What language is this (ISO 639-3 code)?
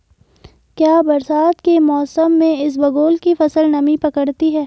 hin